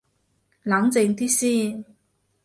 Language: Cantonese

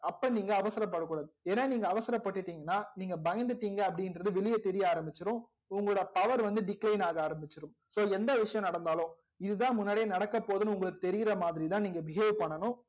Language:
Tamil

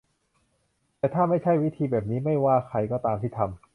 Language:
Thai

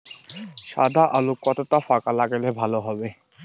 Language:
Bangla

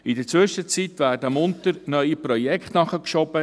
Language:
Swiss German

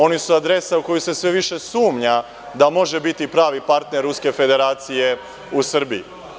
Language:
Serbian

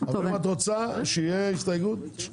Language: Hebrew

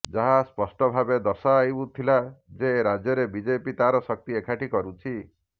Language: Odia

